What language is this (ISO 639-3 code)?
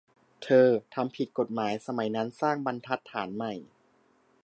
tha